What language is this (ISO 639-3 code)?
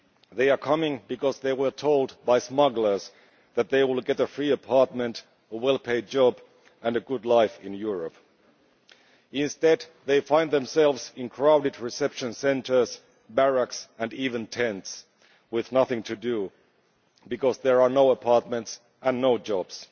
eng